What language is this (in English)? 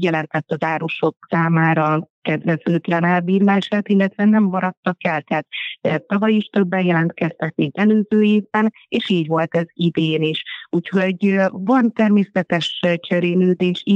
Hungarian